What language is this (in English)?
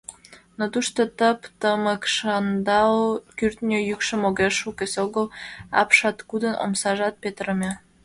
Mari